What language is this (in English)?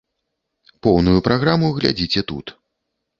Belarusian